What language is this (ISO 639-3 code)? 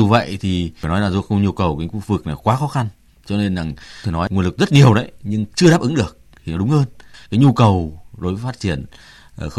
vie